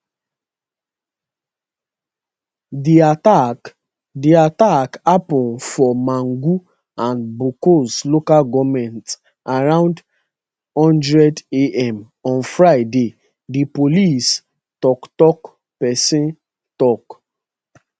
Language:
Nigerian Pidgin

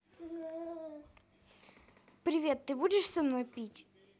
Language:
Russian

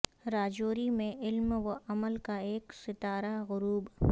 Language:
Urdu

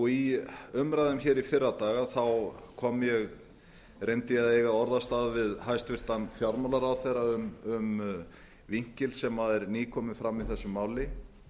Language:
Icelandic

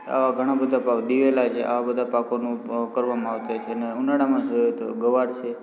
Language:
Gujarati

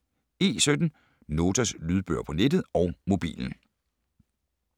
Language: Danish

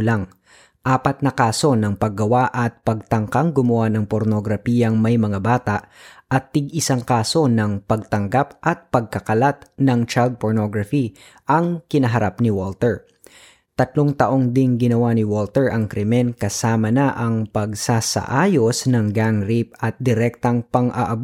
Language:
Filipino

